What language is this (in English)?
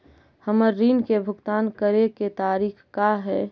Magahi